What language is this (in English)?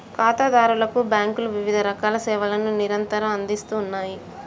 Telugu